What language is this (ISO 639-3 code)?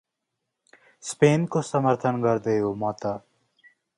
nep